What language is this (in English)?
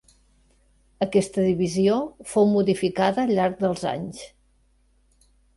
Catalan